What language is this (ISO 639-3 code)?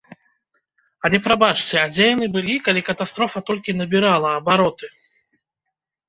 bel